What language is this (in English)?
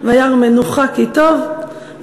Hebrew